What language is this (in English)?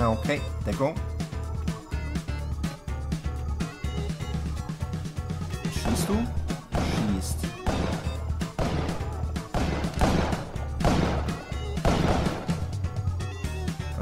German